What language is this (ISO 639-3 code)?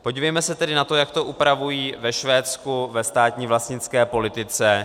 ces